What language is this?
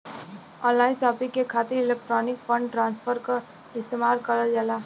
Bhojpuri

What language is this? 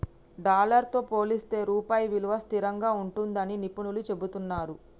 Telugu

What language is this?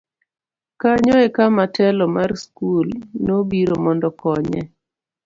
Luo (Kenya and Tanzania)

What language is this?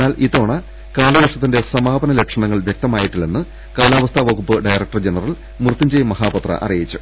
Malayalam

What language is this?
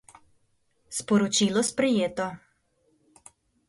Slovenian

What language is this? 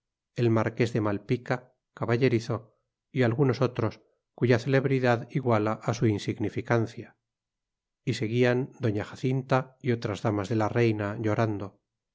Spanish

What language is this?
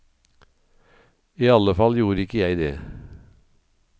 Norwegian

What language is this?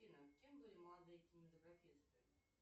Russian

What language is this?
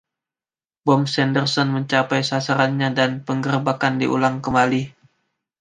Indonesian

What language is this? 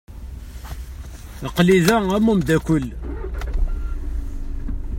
Kabyle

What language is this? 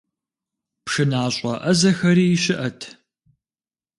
Kabardian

